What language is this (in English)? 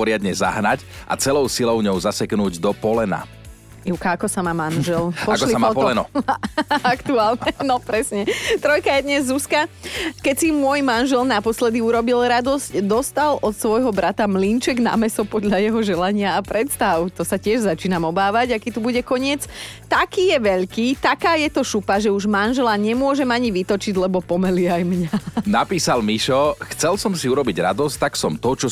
Slovak